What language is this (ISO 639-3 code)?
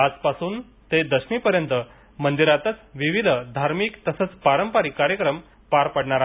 mar